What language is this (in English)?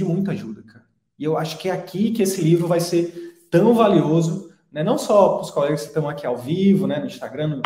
Portuguese